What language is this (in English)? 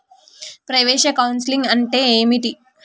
Telugu